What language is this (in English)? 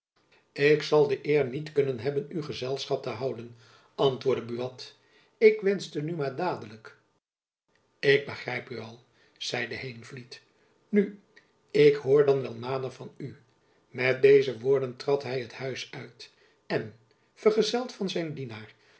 Dutch